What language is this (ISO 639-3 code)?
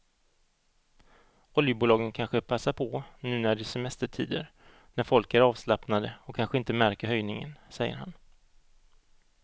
swe